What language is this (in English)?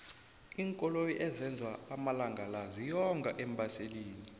South Ndebele